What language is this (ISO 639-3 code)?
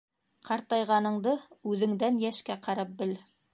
bak